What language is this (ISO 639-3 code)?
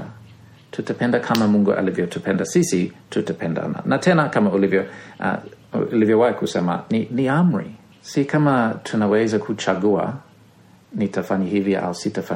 swa